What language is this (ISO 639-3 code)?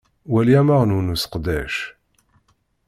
kab